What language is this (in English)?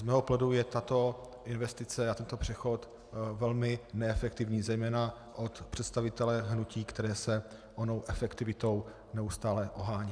Czech